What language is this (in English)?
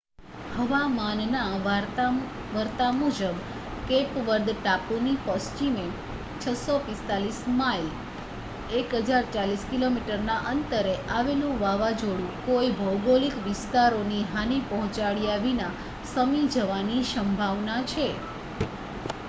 Gujarati